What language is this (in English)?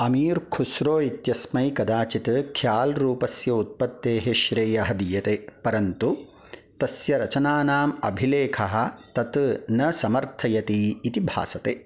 Sanskrit